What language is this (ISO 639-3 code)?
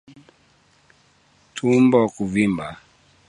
swa